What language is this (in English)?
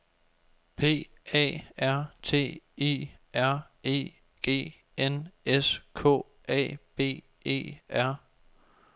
Danish